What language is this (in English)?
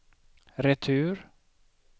Swedish